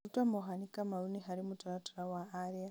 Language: Kikuyu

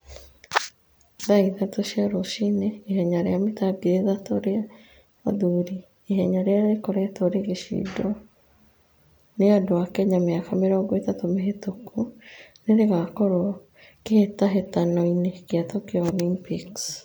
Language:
Kikuyu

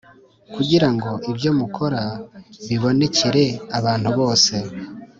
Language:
Kinyarwanda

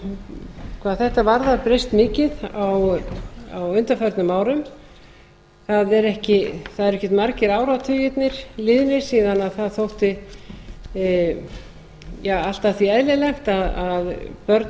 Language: Icelandic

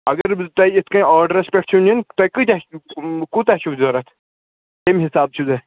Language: Kashmiri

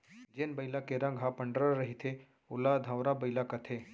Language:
Chhattisgarhi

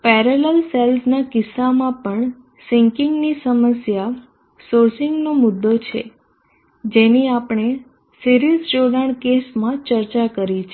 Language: Gujarati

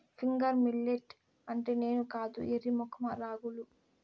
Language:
Telugu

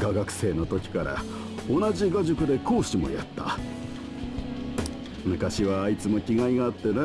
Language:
Japanese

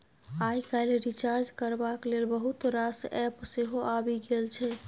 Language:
Maithili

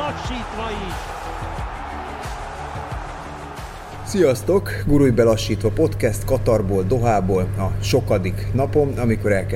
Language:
Hungarian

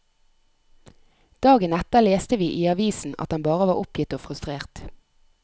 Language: Norwegian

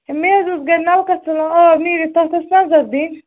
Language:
Kashmiri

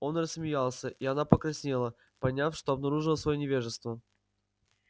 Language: Russian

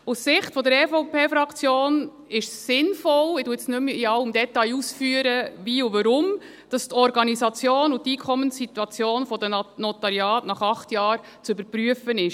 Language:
Swiss German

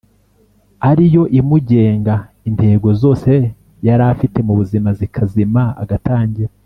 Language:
Kinyarwanda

